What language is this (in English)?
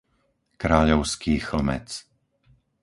Slovak